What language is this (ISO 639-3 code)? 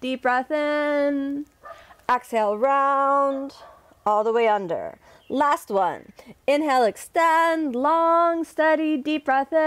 eng